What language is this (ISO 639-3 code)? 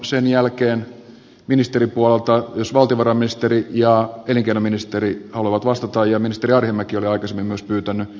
fin